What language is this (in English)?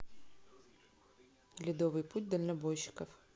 Russian